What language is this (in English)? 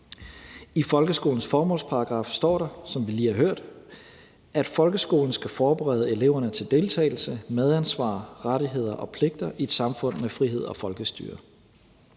Danish